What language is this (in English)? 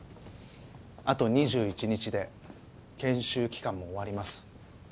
Japanese